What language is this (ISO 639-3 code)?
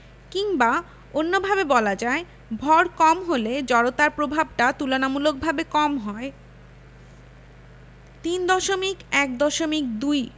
ben